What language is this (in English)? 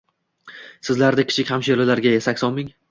Uzbek